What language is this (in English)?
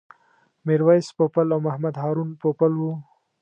Pashto